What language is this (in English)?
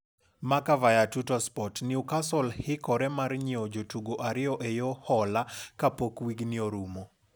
Luo (Kenya and Tanzania)